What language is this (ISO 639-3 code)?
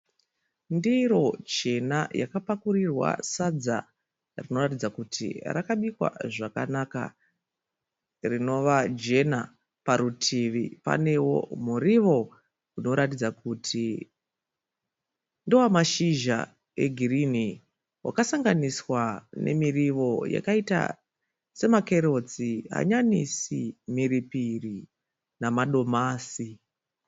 sna